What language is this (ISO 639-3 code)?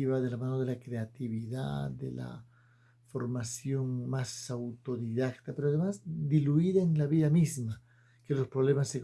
spa